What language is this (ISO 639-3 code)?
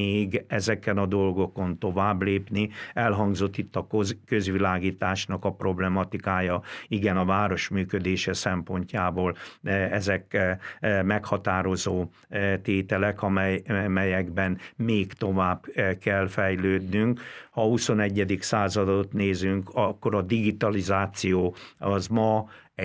hun